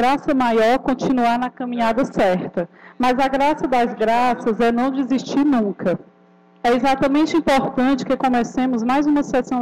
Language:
Portuguese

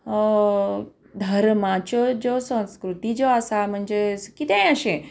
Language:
Konkani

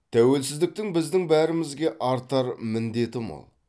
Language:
Kazakh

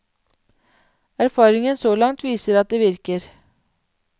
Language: Norwegian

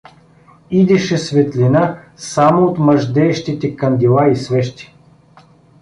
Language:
Bulgarian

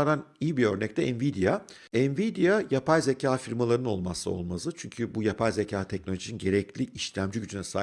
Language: Turkish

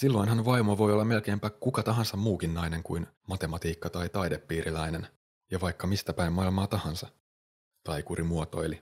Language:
Finnish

